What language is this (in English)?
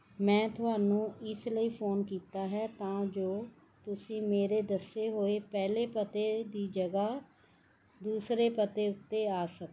Punjabi